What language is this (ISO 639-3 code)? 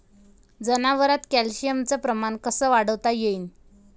mar